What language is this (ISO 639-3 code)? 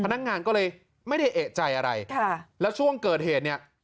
tha